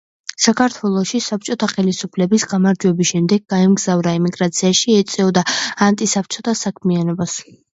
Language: Georgian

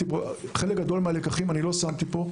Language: Hebrew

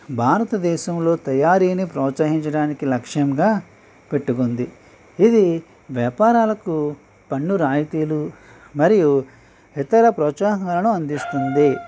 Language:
Telugu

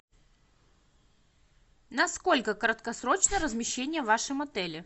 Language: Russian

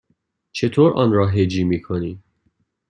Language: Persian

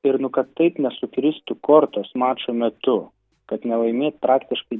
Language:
Lithuanian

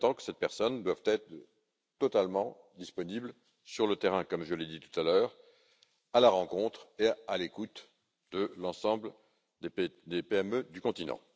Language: French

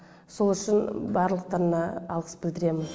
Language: Kazakh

